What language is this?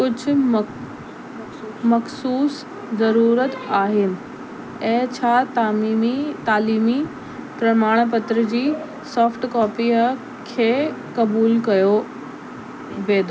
Sindhi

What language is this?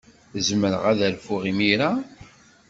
Kabyle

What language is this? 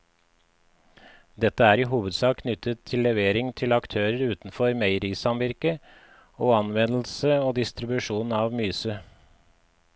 Norwegian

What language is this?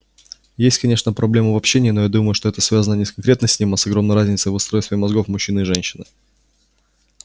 Russian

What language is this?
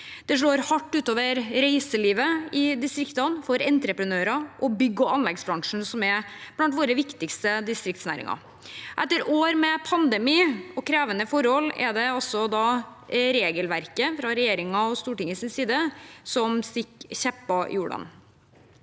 Norwegian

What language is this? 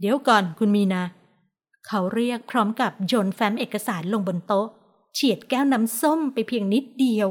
Thai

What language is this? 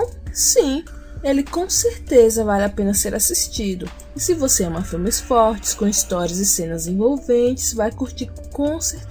Portuguese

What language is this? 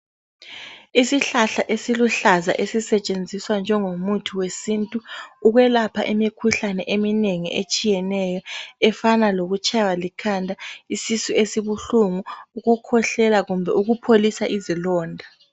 North Ndebele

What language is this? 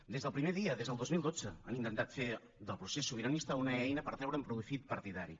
Catalan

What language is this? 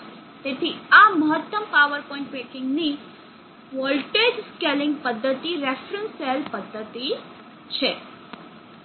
Gujarati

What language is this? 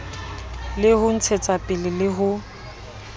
Southern Sotho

